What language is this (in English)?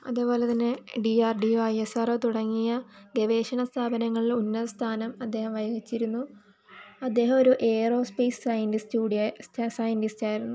Malayalam